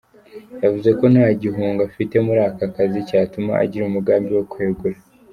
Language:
Kinyarwanda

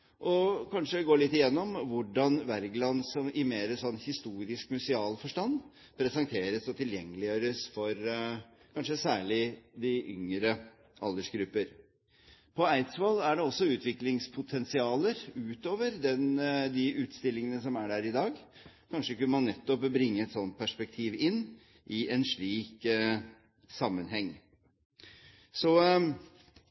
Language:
Norwegian Bokmål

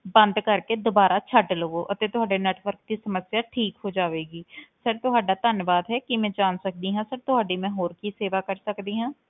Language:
Punjabi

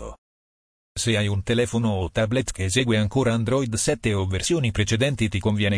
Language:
Italian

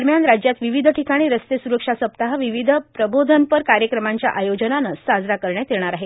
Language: Marathi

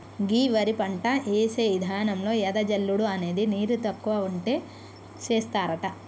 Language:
Telugu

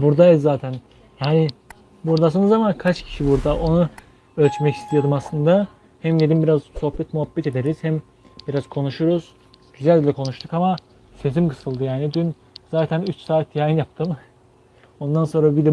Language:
Turkish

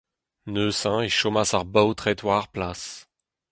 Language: Breton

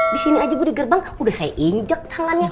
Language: Indonesian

